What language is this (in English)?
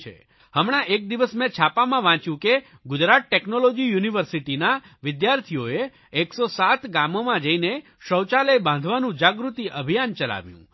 Gujarati